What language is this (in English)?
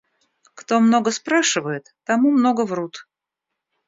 Russian